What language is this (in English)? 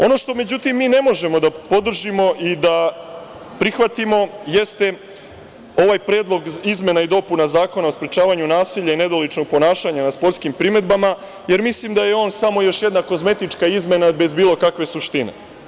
Serbian